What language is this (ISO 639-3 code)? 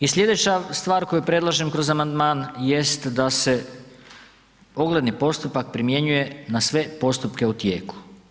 hrv